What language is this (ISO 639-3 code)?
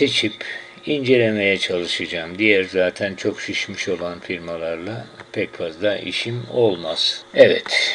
tur